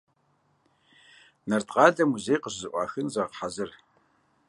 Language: Kabardian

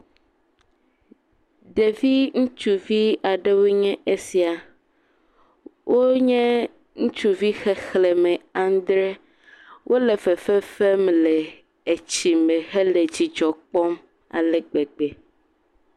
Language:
Ewe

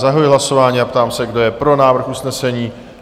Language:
Czech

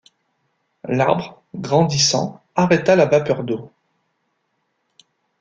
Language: French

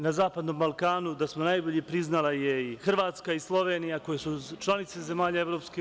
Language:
Serbian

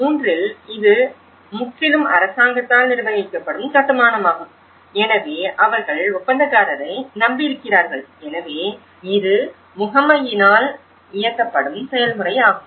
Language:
Tamil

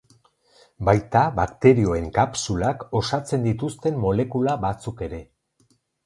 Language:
Basque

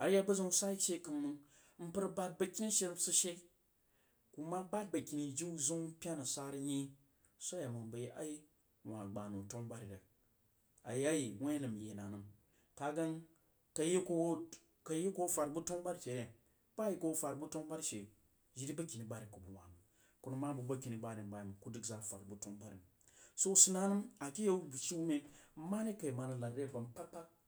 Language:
Jiba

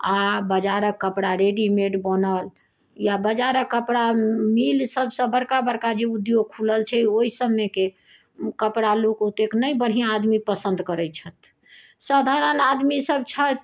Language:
Maithili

